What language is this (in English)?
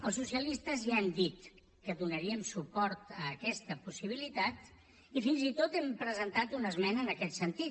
Catalan